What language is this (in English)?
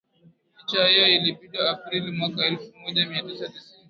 Swahili